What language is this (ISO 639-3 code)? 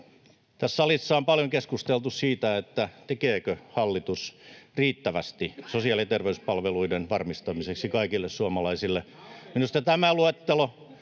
fin